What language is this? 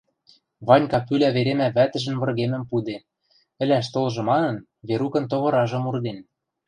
Western Mari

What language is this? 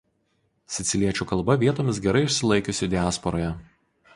Lithuanian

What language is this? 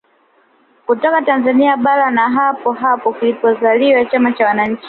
Swahili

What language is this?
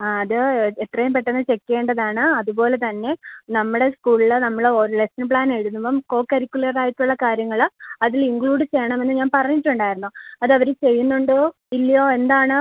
Malayalam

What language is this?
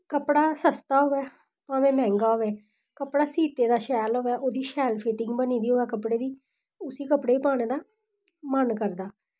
Dogri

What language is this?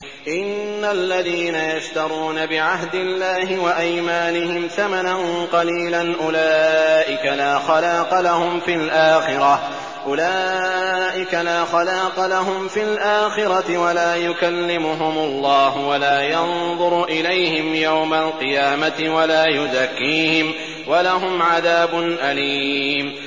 Arabic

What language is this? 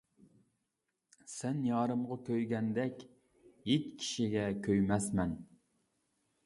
Uyghur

